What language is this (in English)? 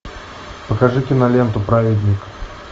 Russian